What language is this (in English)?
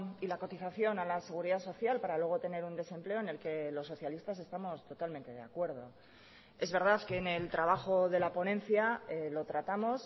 Spanish